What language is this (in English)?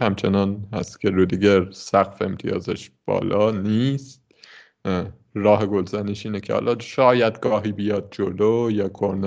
Persian